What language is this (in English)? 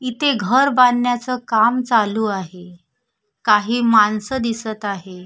Marathi